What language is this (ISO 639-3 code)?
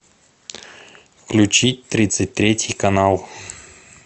rus